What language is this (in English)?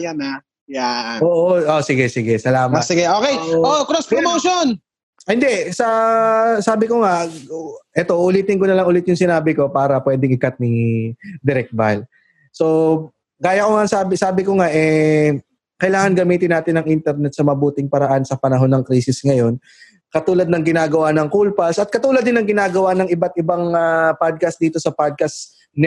Filipino